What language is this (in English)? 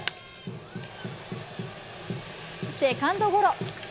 Japanese